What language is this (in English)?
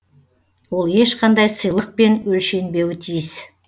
Kazakh